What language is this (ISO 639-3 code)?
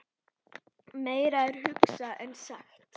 isl